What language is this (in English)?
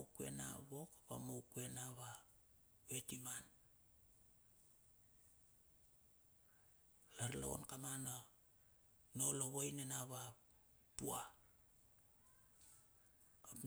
Bilur